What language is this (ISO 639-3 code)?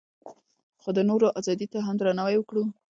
pus